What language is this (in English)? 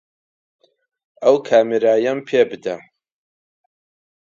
Central Kurdish